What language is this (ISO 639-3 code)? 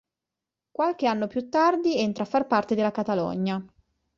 ita